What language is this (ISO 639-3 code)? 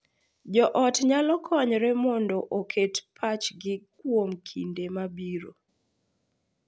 luo